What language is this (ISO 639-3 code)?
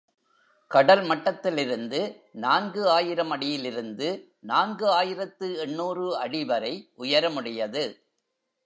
tam